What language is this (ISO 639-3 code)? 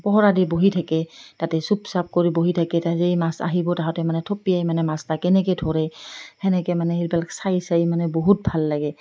asm